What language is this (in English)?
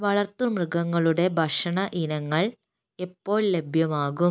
Malayalam